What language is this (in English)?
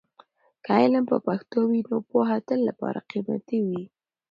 Pashto